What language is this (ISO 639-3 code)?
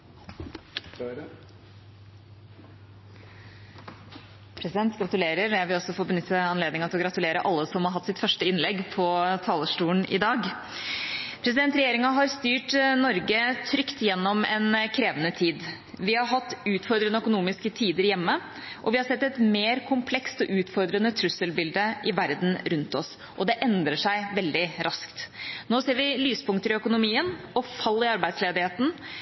nor